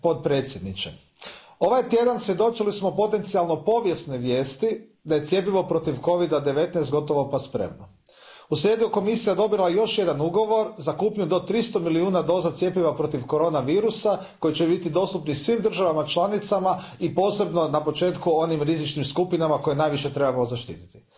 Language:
Croatian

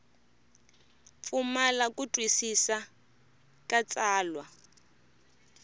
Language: Tsonga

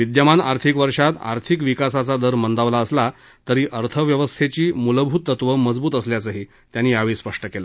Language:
Marathi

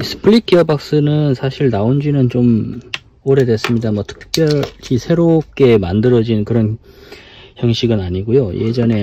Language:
Korean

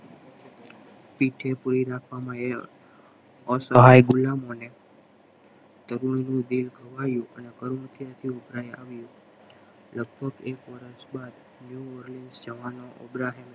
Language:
Gujarati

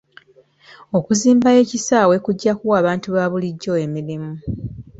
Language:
Ganda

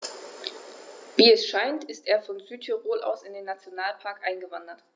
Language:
German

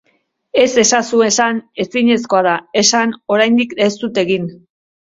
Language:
Basque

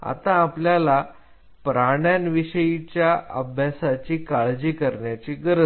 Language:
Marathi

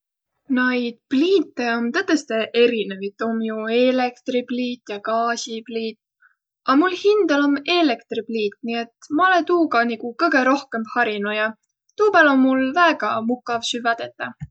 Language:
Võro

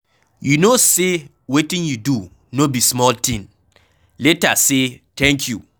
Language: Nigerian Pidgin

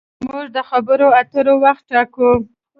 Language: Pashto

